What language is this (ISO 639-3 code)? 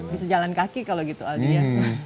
ind